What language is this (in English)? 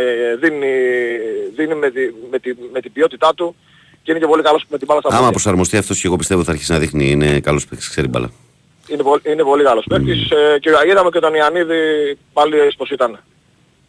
Greek